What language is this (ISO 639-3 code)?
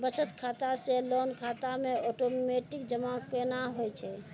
mai